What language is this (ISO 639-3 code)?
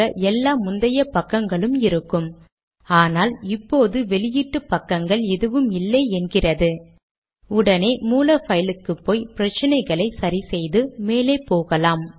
tam